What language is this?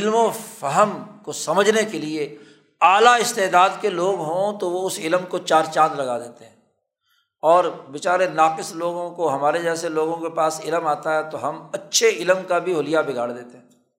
Urdu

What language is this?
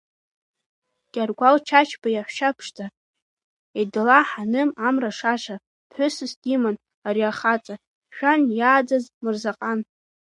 Abkhazian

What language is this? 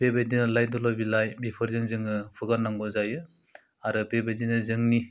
Bodo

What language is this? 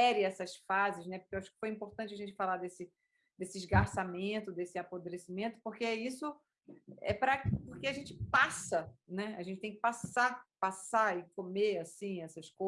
Portuguese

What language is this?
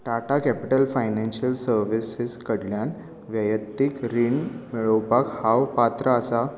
Konkani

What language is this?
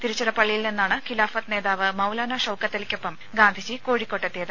Malayalam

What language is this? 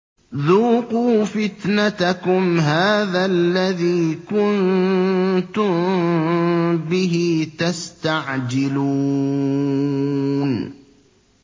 Arabic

